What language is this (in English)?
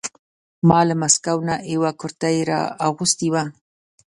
Pashto